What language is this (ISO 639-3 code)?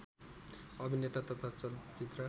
nep